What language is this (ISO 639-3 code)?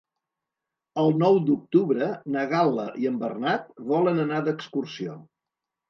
cat